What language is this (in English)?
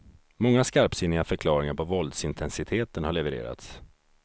Swedish